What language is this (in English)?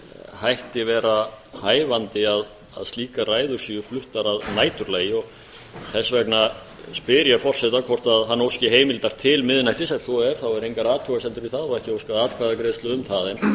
Icelandic